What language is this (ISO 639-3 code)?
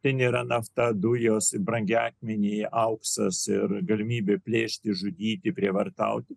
lit